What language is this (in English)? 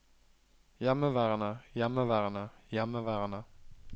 Norwegian